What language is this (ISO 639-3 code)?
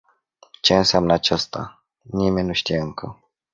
ron